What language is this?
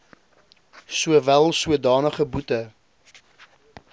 Afrikaans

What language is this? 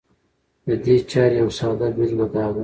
Pashto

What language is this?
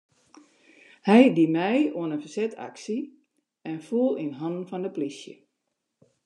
Western Frisian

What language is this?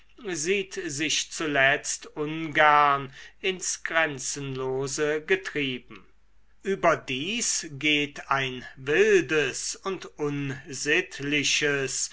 German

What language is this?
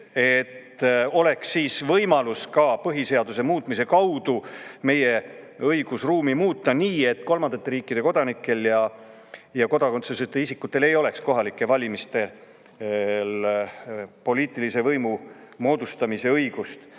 Estonian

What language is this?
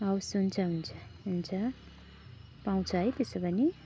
Nepali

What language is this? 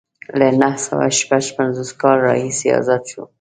Pashto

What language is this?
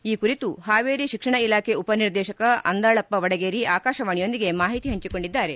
Kannada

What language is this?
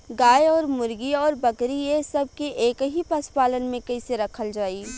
Bhojpuri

